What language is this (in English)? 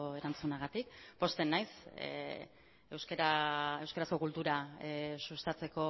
Basque